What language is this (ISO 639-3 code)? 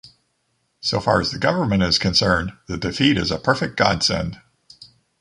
eng